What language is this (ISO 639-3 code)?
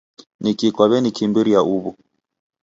dav